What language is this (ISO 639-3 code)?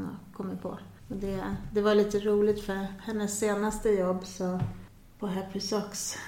swe